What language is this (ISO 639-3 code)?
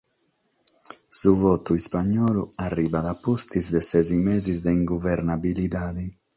srd